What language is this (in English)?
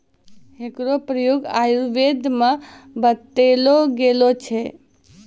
Maithili